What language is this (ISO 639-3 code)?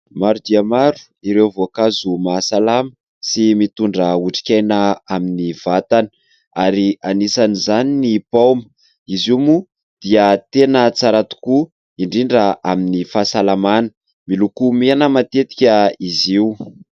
mlg